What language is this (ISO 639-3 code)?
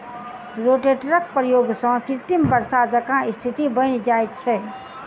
mai